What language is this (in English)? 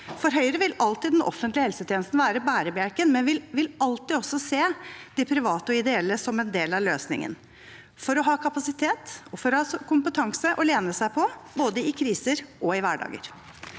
Norwegian